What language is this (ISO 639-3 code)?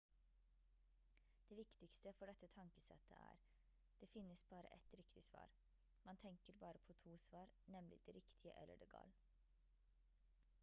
nob